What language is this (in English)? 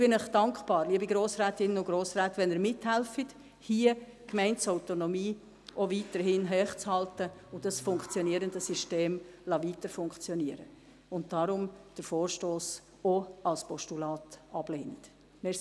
Swiss German